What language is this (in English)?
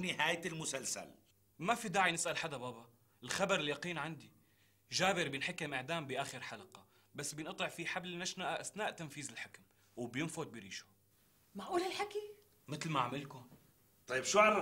Arabic